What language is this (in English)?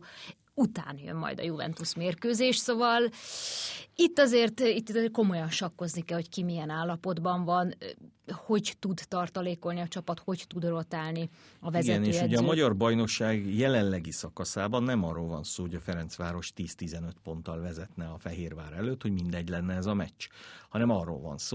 Hungarian